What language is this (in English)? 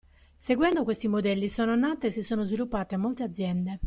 Italian